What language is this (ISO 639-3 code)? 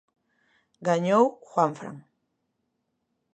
glg